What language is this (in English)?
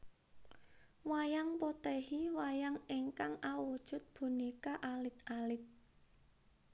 Javanese